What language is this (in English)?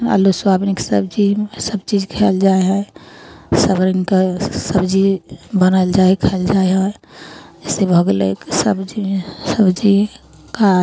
Maithili